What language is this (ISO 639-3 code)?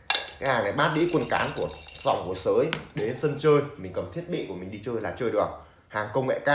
vie